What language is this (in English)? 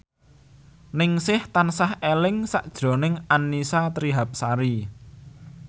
Javanese